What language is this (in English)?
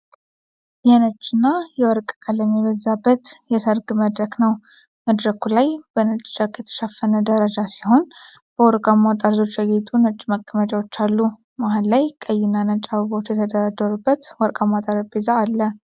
Amharic